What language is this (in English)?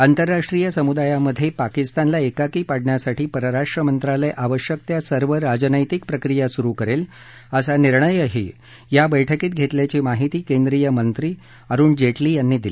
Marathi